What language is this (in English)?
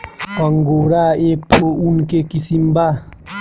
Bhojpuri